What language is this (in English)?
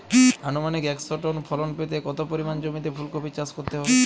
Bangla